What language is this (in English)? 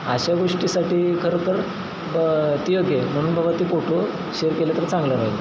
Marathi